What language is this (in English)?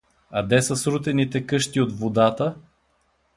Bulgarian